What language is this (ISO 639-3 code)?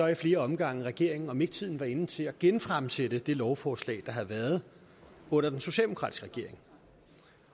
dan